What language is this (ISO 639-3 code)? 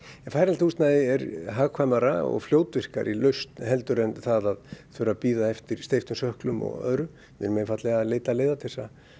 isl